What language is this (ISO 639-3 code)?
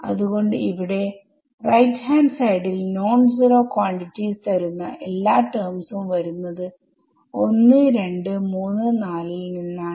mal